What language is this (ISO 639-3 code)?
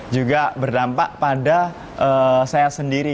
ind